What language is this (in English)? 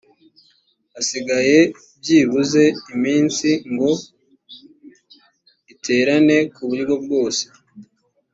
Kinyarwanda